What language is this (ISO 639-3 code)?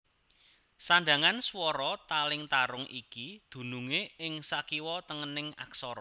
jav